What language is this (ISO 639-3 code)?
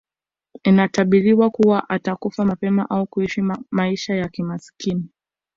swa